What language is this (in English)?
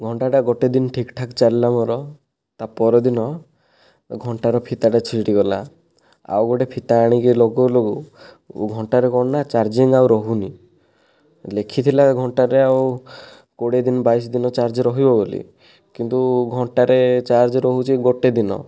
Odia